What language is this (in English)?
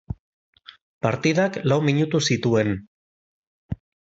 Basque